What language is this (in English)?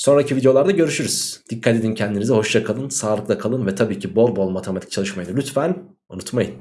Turkish